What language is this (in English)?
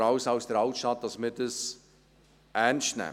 Swiss German